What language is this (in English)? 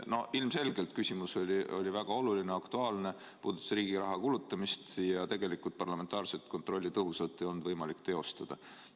Estonian